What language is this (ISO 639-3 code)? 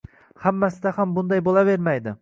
uzb